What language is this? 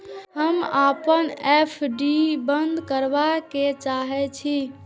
Maithili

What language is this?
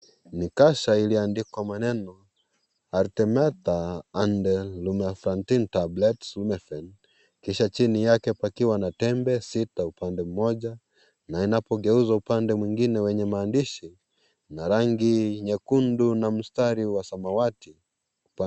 Swahili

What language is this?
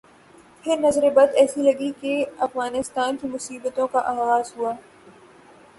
Urdu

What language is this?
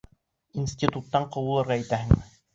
Bashkir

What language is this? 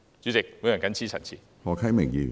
Cantonese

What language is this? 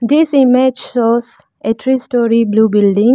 English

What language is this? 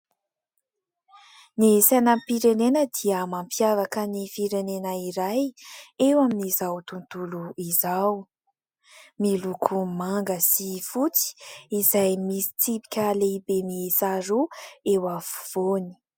Malagasy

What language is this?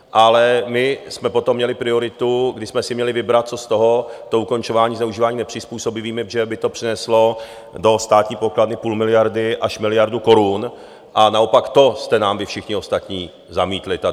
Czech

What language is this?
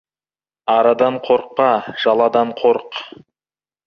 Kazakh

